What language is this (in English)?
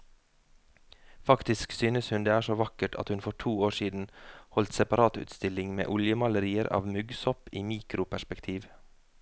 Norwegian